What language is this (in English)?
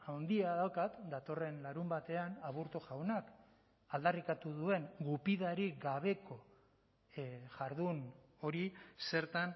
Basque